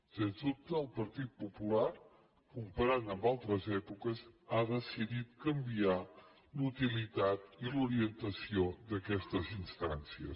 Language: Catalan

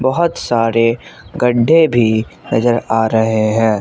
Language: Hindi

